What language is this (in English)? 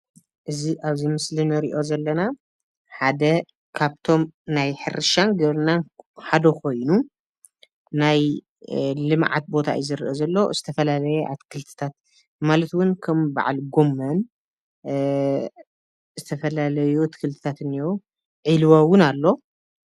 Tigrinya